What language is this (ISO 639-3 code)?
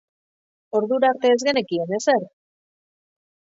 eus